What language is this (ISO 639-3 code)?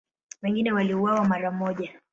swa